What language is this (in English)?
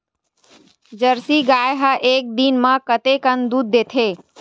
Chhattisgarhi